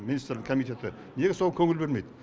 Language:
Kazakh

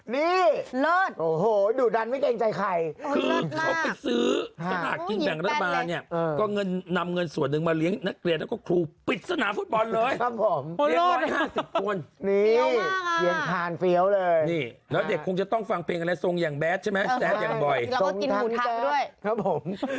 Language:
Thai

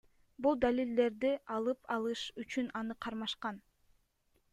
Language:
Kyrgyz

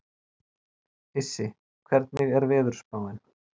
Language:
Icelandic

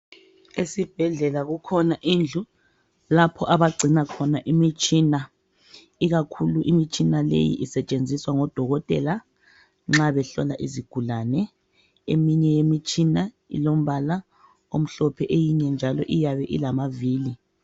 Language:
North Ndebele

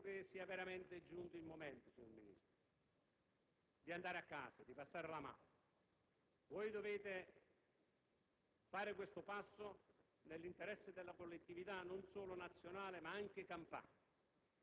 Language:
Italian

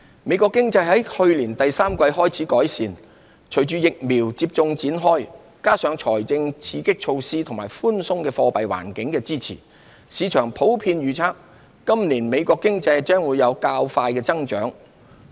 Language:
Cantonese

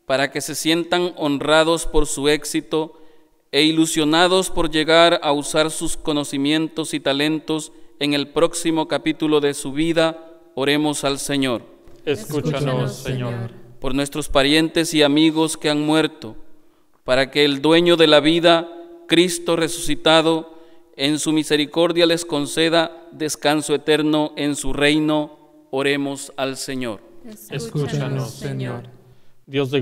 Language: Spanish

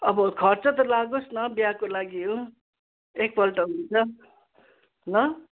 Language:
Nepali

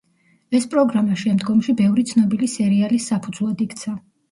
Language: Georgian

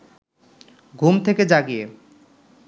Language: Bangla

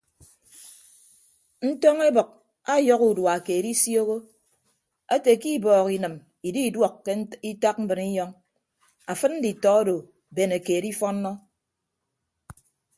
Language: Ibibio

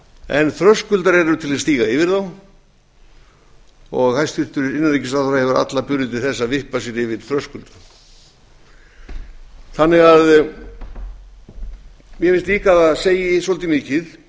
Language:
Icelandic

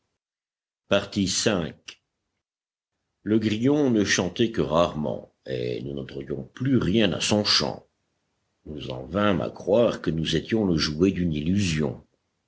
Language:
French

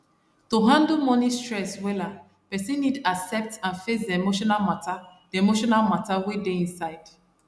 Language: Nigerian Pidgin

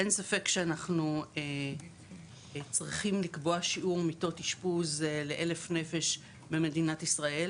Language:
Hebrew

